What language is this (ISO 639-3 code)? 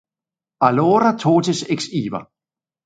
ina